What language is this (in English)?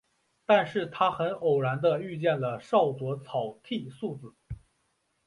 Chinese